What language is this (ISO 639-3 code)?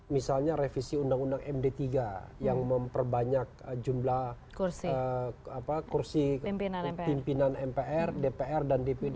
ind